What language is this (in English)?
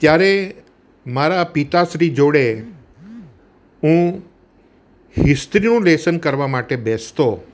Gujarati